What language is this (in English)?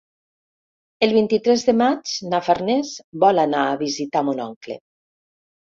Catalan